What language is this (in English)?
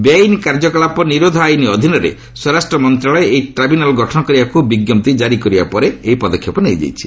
Odia